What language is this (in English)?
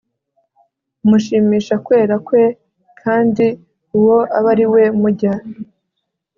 Kinyarwanda